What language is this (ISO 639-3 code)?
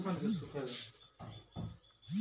mai